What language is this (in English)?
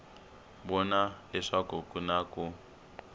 Tsonga